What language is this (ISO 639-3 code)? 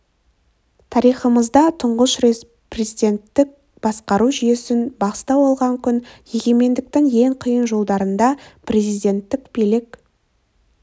kaz